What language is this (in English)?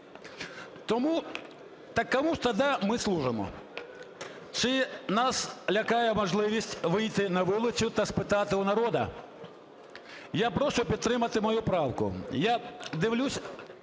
Ukrainian